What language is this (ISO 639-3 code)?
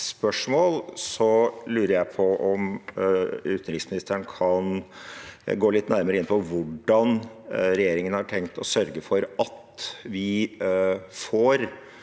nor